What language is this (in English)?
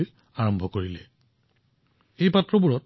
Assamese